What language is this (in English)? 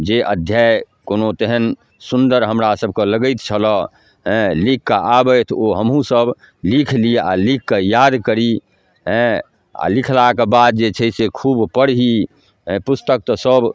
Maithili